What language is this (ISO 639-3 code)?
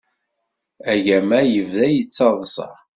kab